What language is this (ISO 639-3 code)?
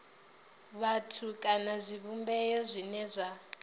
ven